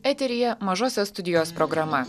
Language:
Lithuanian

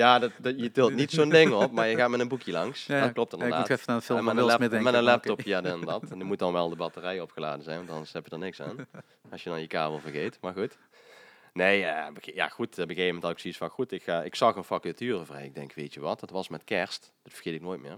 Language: Dutch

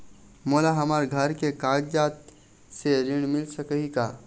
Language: Chhattisgarhi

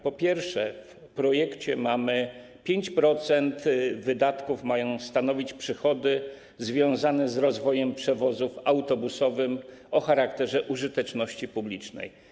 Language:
Polish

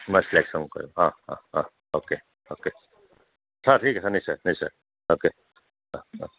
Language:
Assamese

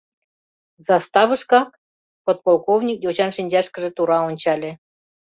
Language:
Mari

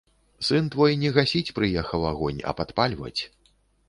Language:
Belarusian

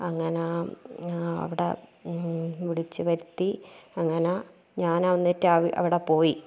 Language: Malayalam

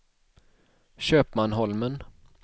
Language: Swedish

